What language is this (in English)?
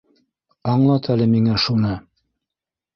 Bashkir